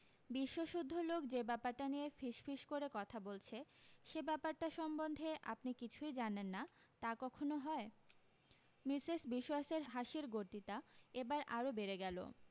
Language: Bangla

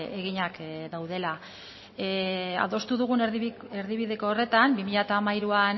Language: Basque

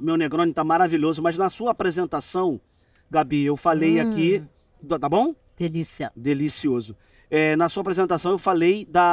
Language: Portuguese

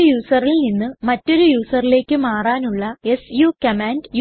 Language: Malayalam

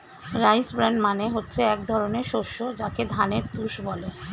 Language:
Bangla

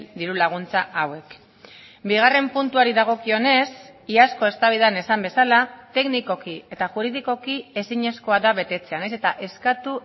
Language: Basque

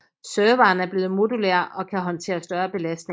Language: Danish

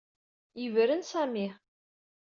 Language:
Kabyle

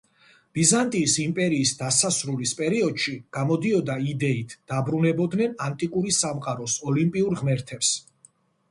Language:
Georgian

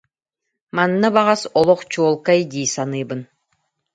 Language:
Yakut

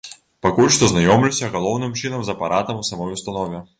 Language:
Belarusian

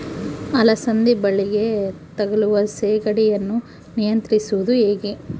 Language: Kannada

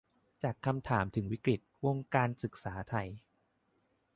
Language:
Thai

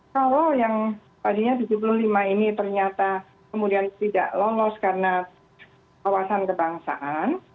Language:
Indonesian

